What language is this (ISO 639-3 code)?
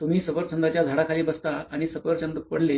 mar